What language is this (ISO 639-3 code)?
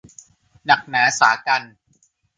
tha